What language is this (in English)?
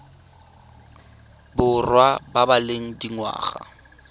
Tswana